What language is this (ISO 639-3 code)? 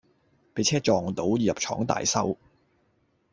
yue